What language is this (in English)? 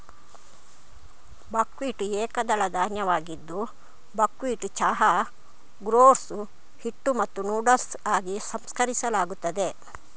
Kannada